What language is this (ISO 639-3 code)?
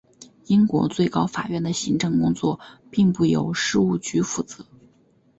zho